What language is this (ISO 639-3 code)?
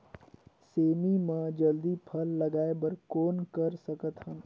hne